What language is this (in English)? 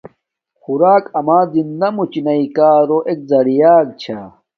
Domaaki